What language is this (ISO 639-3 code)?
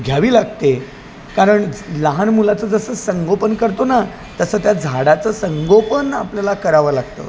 mar